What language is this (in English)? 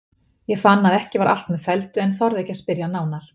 Icelandic